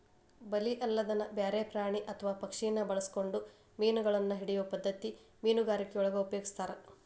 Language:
Kannada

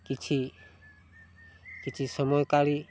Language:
Odia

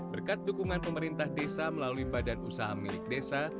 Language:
Indonesian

